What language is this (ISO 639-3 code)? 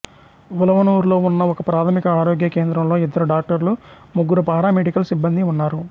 tel